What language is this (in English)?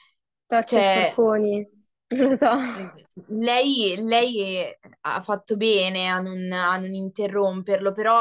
Italian